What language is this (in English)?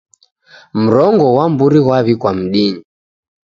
Taita